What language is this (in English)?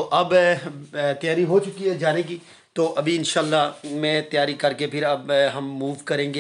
Hindi